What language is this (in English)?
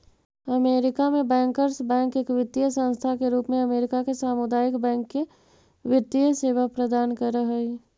Magahi